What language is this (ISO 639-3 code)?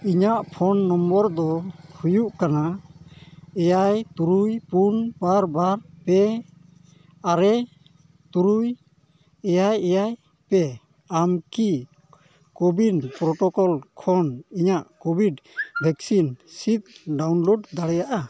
sat